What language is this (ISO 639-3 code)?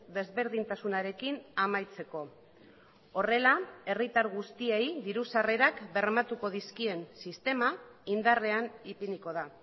eus